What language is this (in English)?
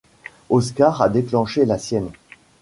French